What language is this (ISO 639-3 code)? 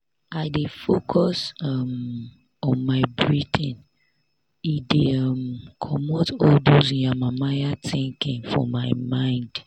pcm